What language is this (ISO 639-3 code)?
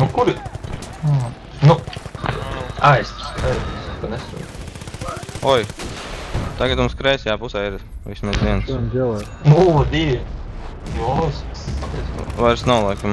lav